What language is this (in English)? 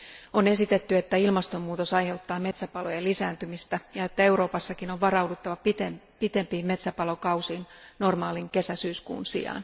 Finnish